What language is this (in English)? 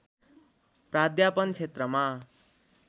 Nepali